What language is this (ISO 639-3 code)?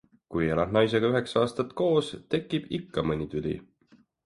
est